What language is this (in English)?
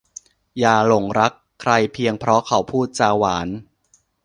Thai